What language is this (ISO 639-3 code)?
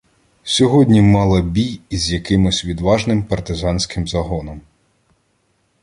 ukr